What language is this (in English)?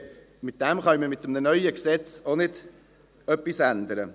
Swiss German